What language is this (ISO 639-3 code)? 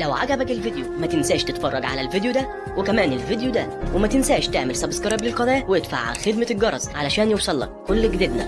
ara